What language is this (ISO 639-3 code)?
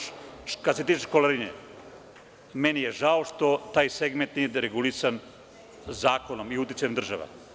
srp